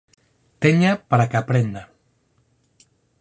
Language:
Galician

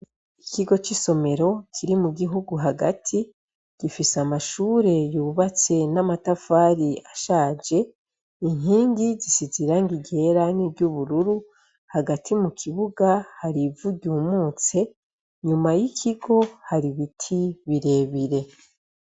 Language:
Rundi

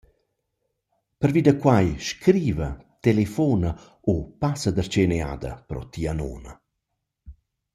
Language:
Romansh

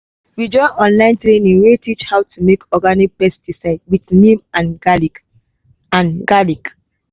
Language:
Nigerian Pidgin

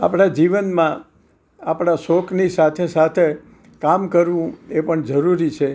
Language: Gujarati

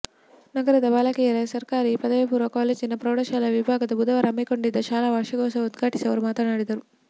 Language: Kannada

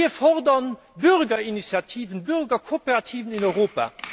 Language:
German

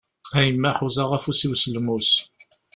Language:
Kabyle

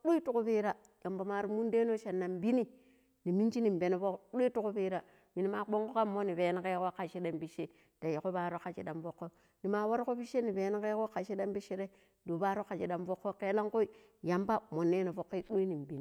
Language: Pero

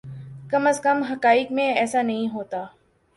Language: Urdu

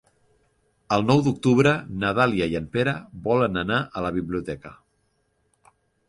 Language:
Catalan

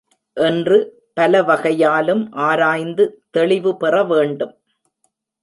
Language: Tamil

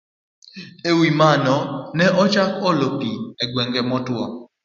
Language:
Luo (Kenya and Tanzania)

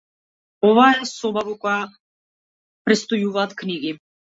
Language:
Macedonian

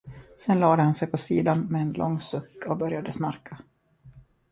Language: Swedish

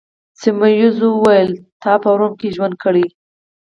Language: Pashto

